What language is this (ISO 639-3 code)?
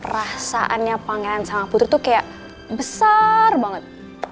ind